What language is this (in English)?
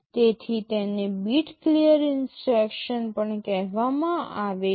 Gujarati